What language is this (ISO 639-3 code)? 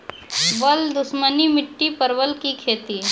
mai